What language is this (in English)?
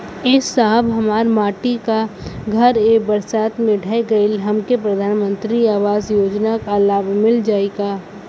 Bhojpuri